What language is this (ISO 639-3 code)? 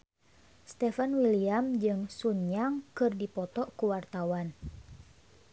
sun